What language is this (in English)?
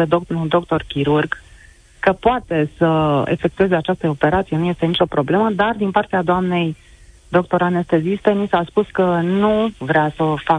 Romanian